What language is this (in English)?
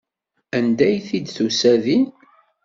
Kabyle